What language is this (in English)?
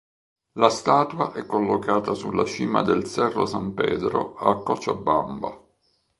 Italian